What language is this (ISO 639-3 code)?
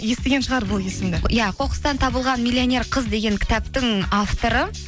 kaz